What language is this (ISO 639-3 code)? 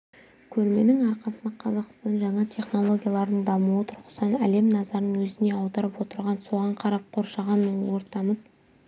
kaz